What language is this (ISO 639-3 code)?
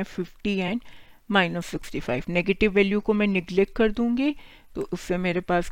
hin